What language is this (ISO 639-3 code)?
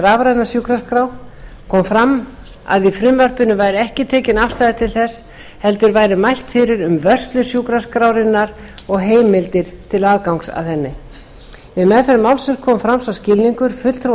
isl